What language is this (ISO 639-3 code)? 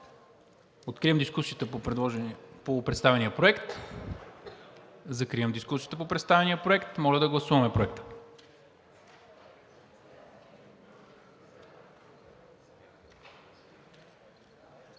bul